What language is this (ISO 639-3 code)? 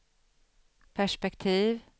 swe